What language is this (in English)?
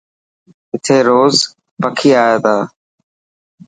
Dhatki